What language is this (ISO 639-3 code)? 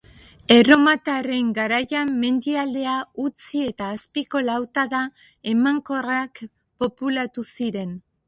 eus